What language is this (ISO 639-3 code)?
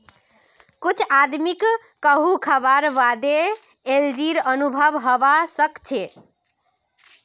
mag